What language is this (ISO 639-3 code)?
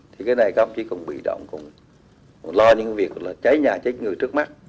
vie